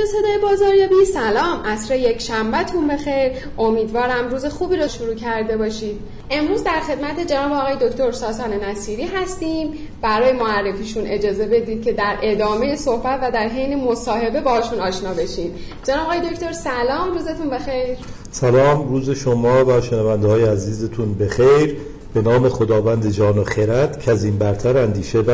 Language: Persian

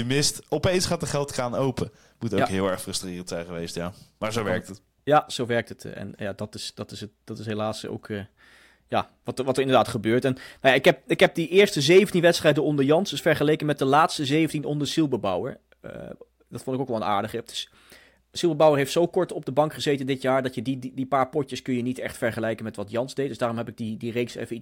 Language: Dutch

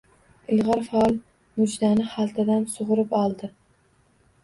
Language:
Uzbek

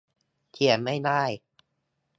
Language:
Thai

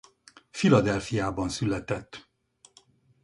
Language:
Hungarian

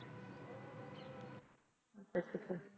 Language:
Punjabi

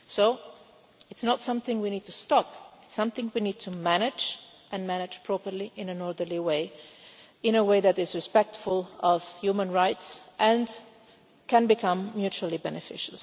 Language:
English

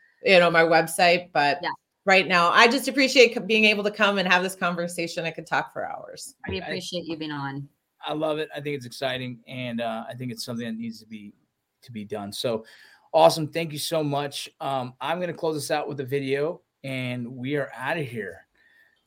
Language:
English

